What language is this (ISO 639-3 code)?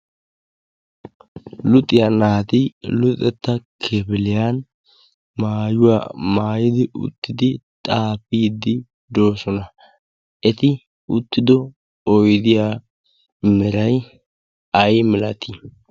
wal